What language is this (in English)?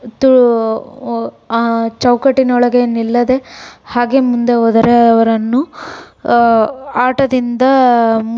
Kannada